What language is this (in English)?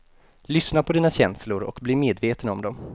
Swedish